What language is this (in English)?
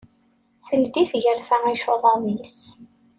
Kabyle